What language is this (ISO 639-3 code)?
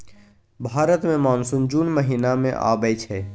mai